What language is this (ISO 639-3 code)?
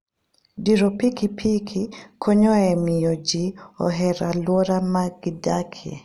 luo